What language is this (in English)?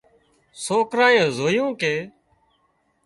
Wadiyara Koli